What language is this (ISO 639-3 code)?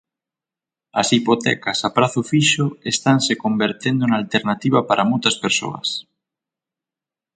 glg